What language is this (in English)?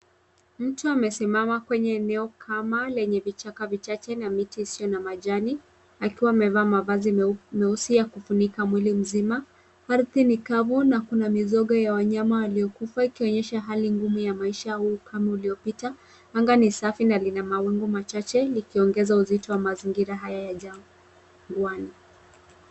Swahili